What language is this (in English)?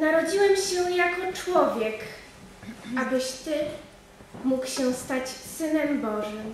Polish